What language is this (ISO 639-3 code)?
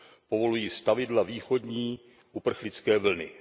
ces